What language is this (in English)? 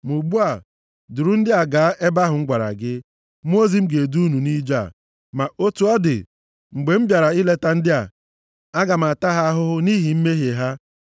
Igbo